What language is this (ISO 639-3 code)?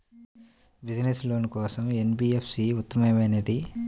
tel